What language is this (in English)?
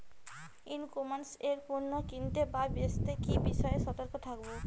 Bangla